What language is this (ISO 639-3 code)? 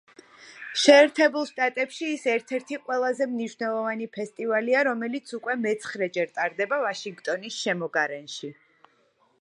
kat